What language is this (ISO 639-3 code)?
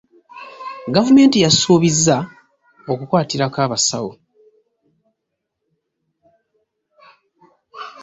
lug